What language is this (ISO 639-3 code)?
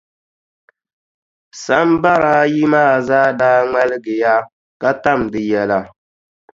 dag